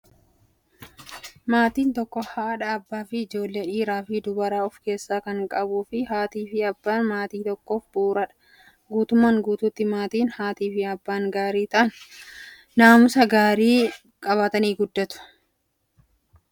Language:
Oromo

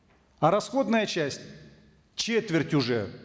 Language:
Kazakh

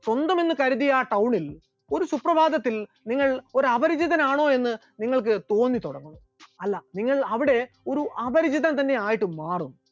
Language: Malayalam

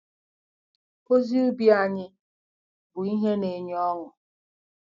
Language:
Igbo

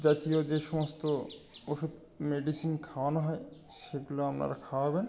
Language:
Bangla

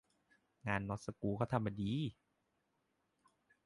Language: Thai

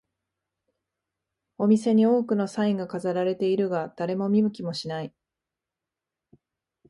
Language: Japanese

